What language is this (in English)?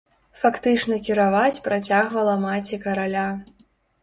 Belarusian